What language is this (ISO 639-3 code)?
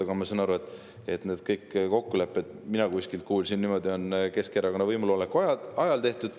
est